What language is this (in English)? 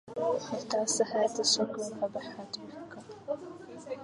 Arabic